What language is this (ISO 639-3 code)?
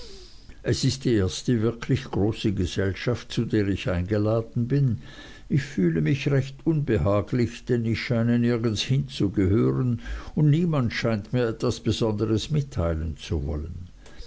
deu